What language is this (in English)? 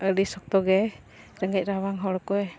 Santali